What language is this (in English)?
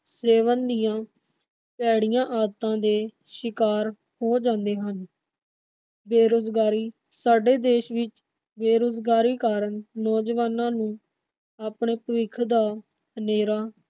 Punjabi